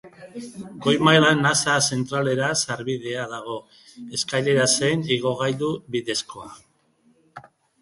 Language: Basque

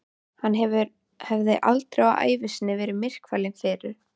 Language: Icelandic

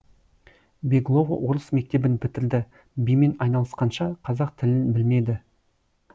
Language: Kazakh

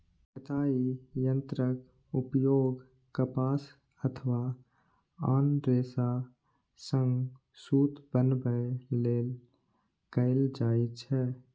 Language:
Maithili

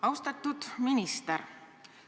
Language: Estonian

